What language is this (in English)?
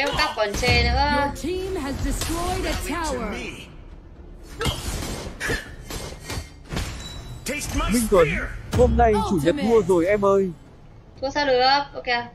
Vietnamese